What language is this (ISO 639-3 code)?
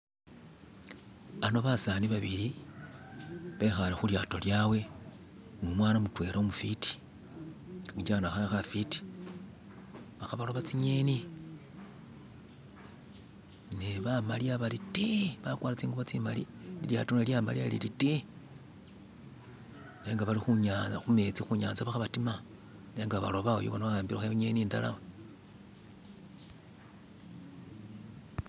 myx